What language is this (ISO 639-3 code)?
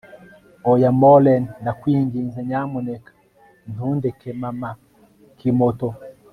kin